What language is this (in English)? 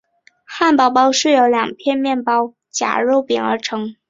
Chinese